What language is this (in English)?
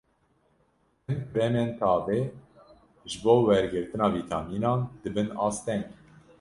Kurdish